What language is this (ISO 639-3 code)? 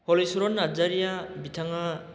brx